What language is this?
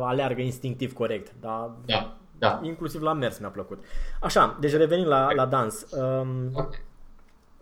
Romanian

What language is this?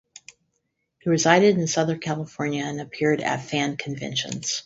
English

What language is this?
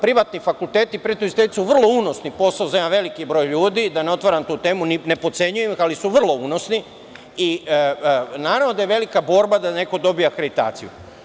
Serbian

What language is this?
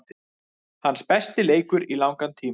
Icelandic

